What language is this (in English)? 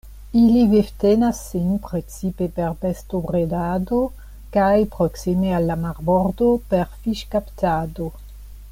Esperanto